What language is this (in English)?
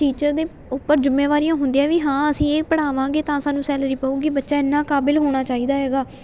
Punjabi